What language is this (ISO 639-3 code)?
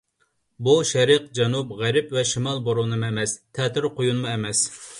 uig